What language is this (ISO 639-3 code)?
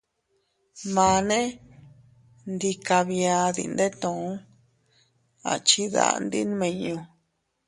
cut